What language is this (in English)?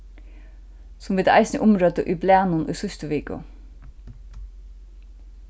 Faroese